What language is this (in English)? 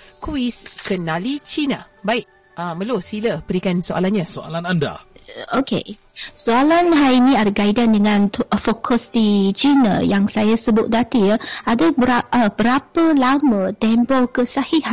Malay